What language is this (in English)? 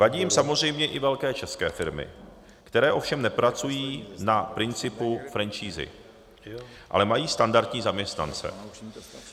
Czech